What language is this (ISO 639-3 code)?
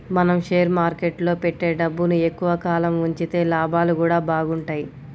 tel